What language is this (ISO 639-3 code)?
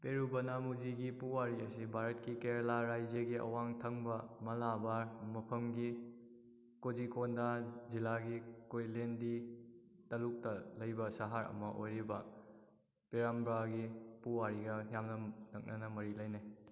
mni